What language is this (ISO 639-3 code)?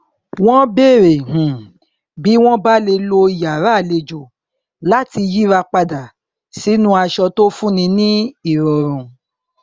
yor